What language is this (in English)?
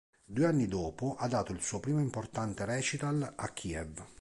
Italian